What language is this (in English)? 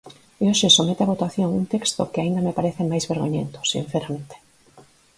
Galician